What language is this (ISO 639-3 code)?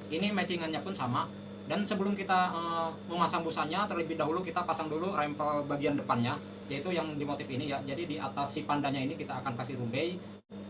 ind